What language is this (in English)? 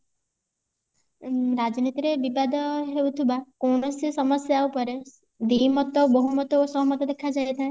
Odia